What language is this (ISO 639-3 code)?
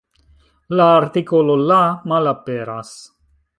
epo